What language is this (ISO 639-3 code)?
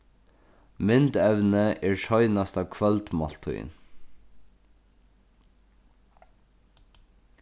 fao